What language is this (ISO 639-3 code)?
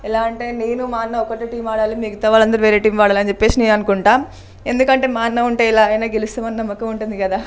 tel